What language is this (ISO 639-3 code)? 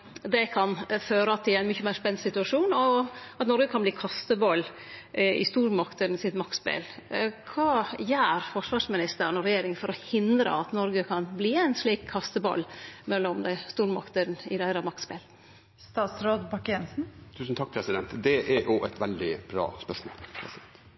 nor